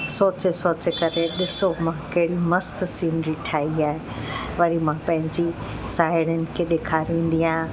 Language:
Sindhi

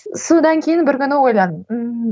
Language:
Kazakh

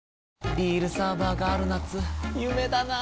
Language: Japanese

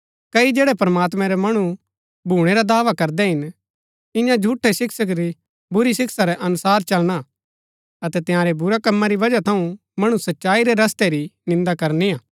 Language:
Gaddi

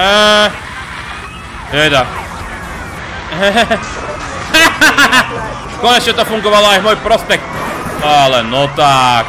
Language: Slovak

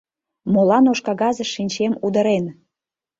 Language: Mari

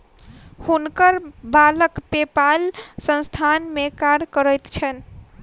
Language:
Maithili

